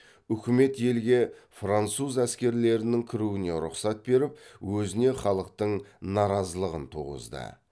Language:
Kazakh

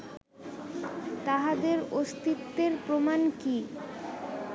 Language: Bangla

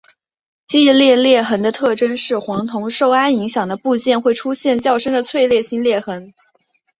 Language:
Chinese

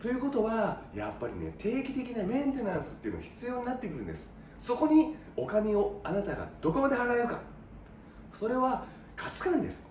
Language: Japanese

